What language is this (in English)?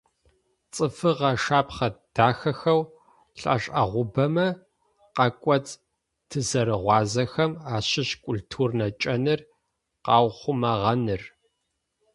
Adyghe